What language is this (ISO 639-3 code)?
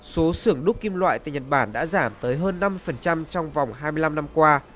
vie